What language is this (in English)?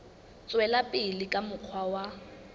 Southern Sotho